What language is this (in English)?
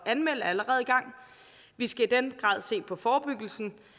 Danish